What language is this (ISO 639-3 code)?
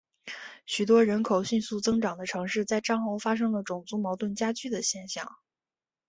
zho